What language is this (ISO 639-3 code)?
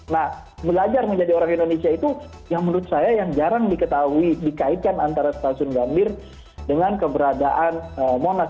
ind